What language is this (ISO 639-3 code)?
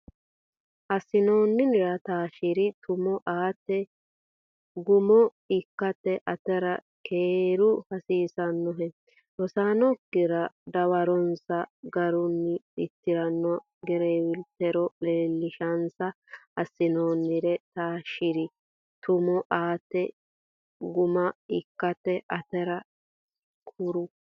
sid